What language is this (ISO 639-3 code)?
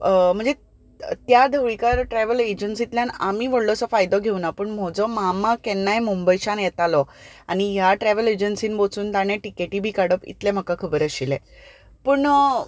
kok